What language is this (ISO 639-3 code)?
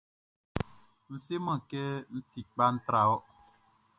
bci